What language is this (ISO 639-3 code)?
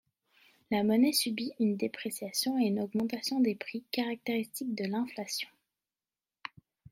fra